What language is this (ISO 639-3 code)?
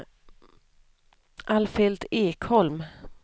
swe